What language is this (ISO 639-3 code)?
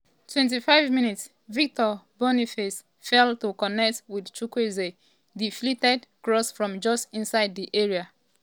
pcm